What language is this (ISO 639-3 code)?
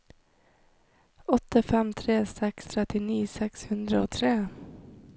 nor